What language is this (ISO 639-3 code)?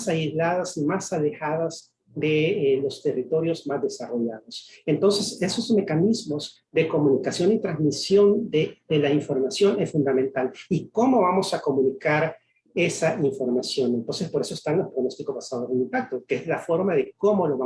spa